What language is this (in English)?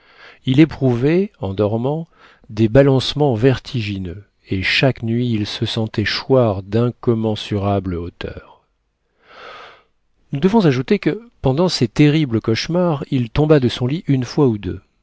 French